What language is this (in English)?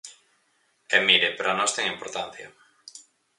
Galician